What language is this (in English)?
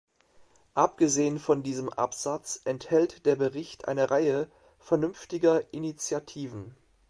German